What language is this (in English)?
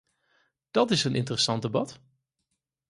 Dutch